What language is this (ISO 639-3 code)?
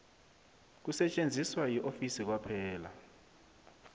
nbl